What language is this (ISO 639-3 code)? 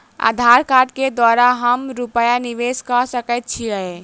mai